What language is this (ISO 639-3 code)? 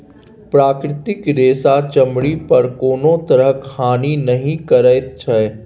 mai